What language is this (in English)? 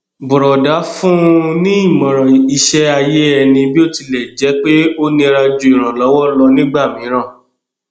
Yoruba